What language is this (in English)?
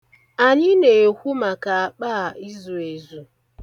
Igbo